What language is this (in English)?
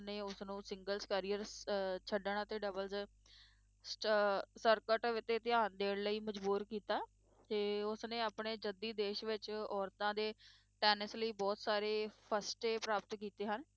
Punjabi